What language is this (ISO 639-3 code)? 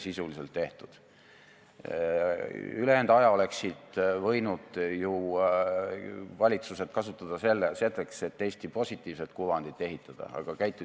est